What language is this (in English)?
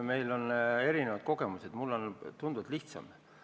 Estonian